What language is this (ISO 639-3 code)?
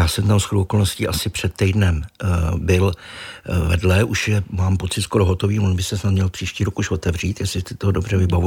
ces